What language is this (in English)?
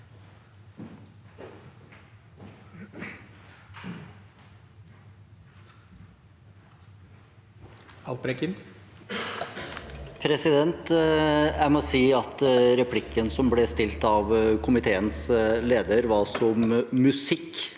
Norwegian